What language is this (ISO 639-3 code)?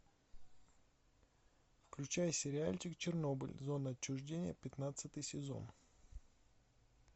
rus